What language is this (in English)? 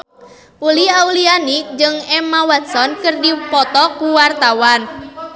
Sundanese